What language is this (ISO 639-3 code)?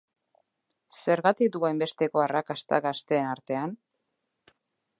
eus